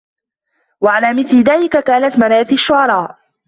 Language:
Arabic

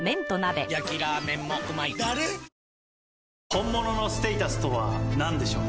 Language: Japanese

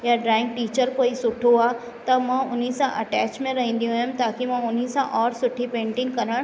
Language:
Sindhi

